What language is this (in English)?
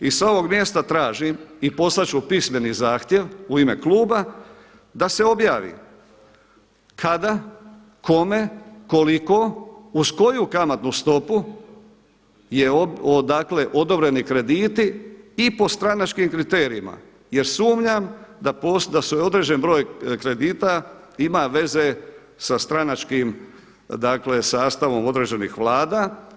Croatian